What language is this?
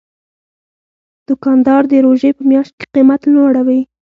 Pashto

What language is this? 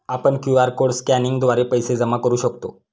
Marathi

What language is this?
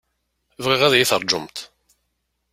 Kabyle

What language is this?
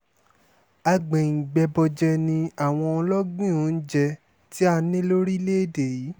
Yoruba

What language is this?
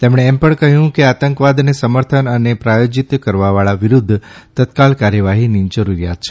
Gujarati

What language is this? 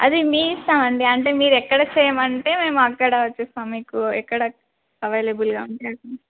Telugu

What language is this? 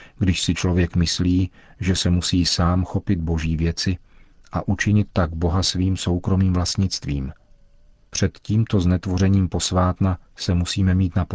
Czech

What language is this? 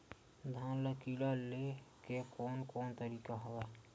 Chhattisgarhi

